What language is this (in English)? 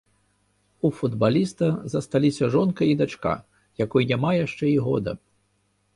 Belarusian